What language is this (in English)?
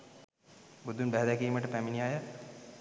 Sinhala